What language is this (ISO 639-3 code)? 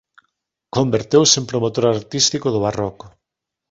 glg